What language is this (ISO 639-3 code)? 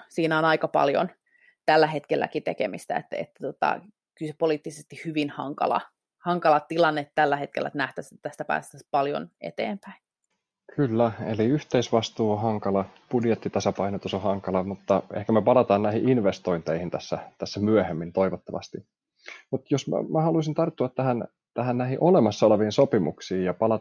fin